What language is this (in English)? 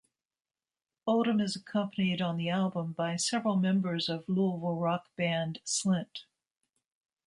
English